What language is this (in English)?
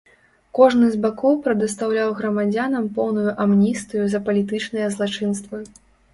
Belarusian